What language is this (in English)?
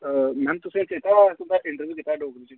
Dogri